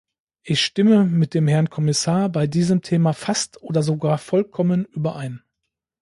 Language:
German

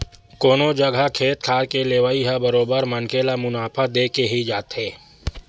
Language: Chhattisgarhi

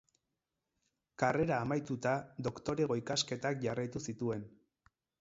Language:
Basque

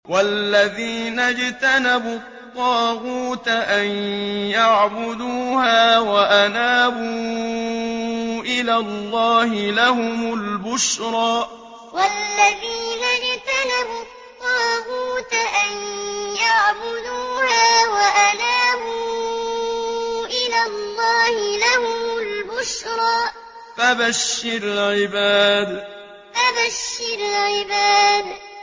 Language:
Arabic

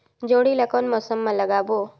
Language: Chhattisgarhi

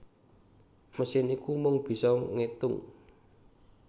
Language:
Javanese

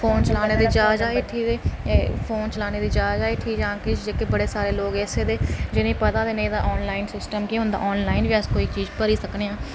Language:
Dogri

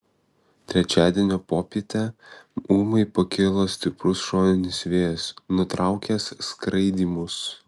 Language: Lithuanian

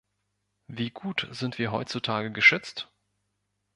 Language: German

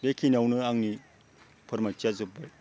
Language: Bodo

